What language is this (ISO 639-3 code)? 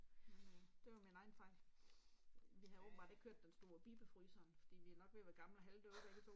dan